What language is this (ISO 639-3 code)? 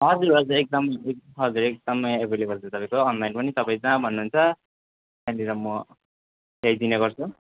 nep